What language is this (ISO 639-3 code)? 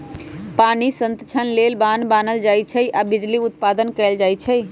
mag